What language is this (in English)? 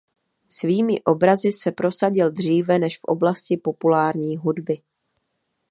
Czech